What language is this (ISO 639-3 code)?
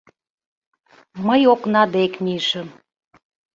chm